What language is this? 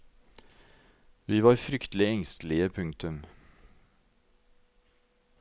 Norwegian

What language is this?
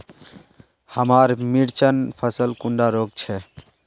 Magahi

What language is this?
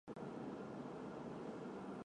Chinese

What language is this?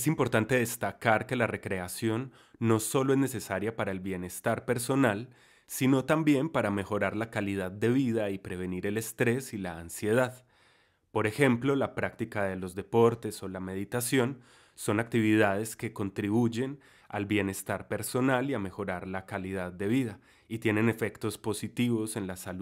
Spanish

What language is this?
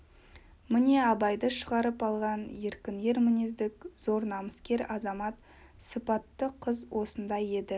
Kazakh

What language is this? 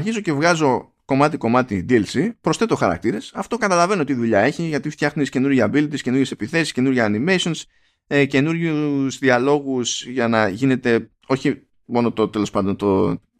Greek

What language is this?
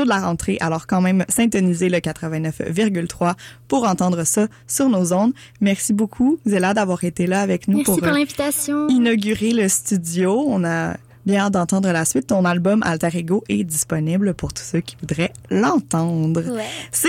French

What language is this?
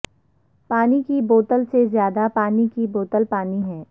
Urdu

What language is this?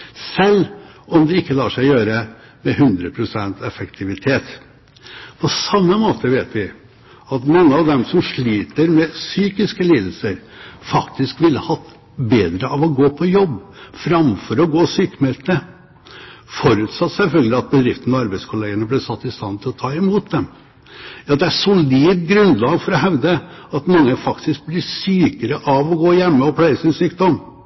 Norwegian Bokmål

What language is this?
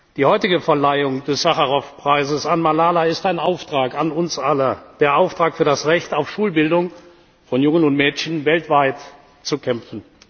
German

